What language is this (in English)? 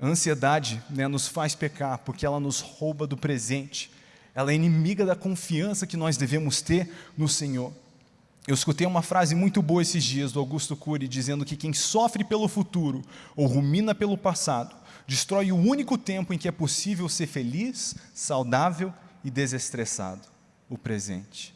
Portuguese